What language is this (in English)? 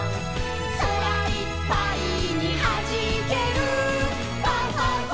Japanese